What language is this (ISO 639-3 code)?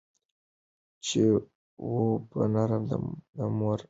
pus